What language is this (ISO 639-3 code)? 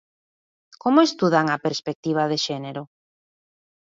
glg